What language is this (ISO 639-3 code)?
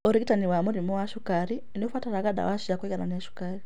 kik